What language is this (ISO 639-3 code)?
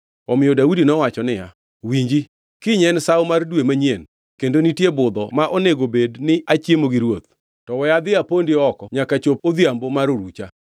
luo